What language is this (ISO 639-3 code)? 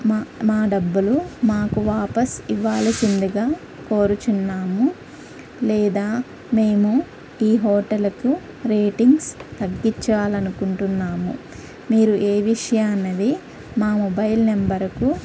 tel